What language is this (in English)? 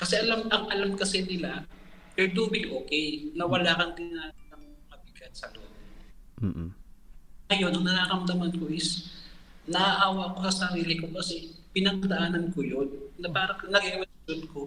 Filipino